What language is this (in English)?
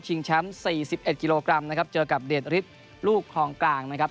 Thai